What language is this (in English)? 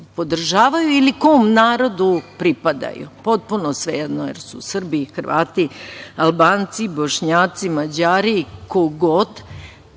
Serbian